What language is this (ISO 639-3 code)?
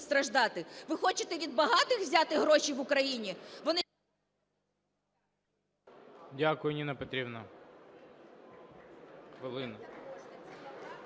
ukr